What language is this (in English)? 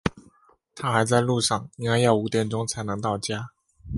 Chinese